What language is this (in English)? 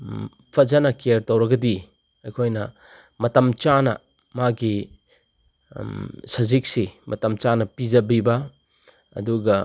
Manipuri